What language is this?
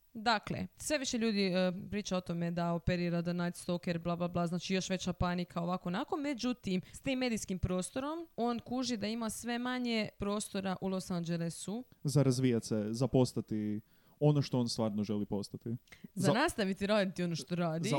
Croatian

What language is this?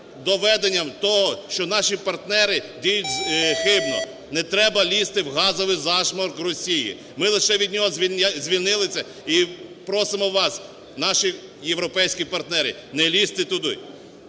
Ukrainian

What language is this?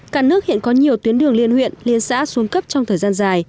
Vietnamese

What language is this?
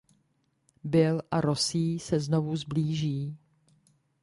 Czech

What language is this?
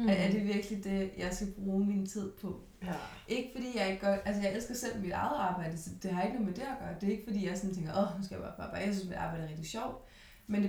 Danish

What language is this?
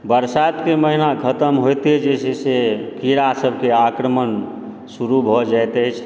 Maithili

